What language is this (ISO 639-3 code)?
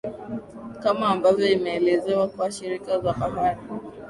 swa